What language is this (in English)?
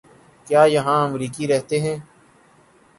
Urdu